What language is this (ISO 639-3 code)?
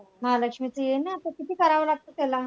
mar